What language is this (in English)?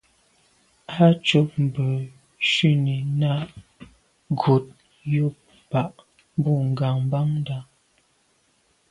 Medumba